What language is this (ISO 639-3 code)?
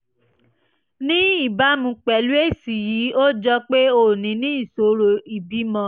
yor